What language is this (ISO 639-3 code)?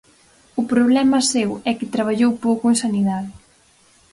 glg